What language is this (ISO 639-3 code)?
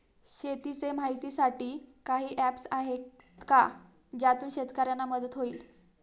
mar